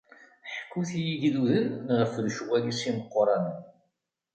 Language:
Kabyle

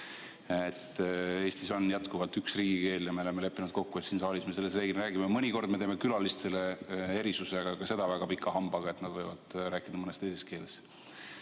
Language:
Estonian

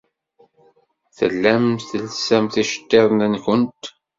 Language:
Kabyle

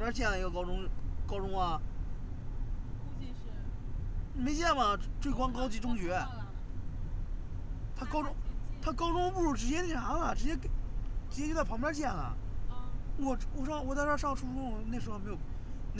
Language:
Chinese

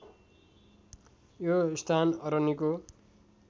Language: Nepali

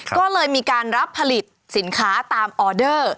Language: Thai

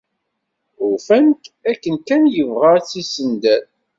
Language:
Kabyle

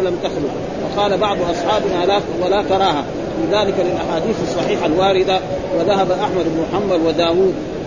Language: Arabic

